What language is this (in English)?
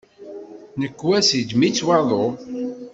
Kabyle